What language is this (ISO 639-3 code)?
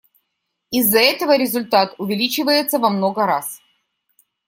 rus